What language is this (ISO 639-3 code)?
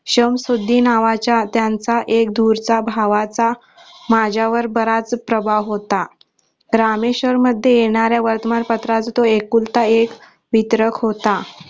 mar